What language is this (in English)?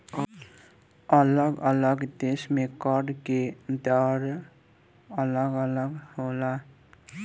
Bhojpuri